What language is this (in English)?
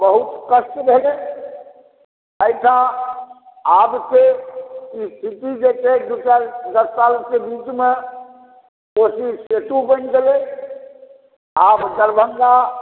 Maithili